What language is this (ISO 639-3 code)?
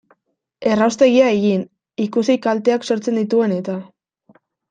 eus